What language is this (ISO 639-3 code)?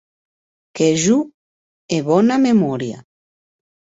oci